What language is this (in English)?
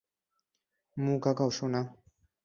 Bangla